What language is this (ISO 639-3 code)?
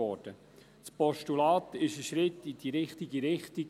gsw